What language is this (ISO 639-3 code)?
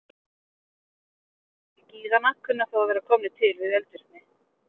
isl